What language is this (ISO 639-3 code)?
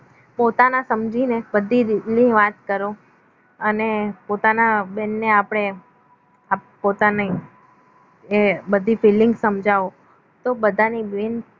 guj